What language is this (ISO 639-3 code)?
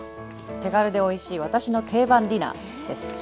jpn